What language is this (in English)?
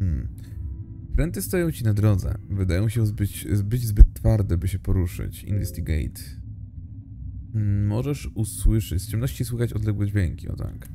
Polish